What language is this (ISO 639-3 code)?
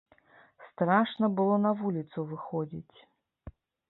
bel